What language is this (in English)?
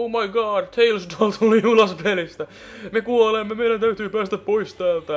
Finnish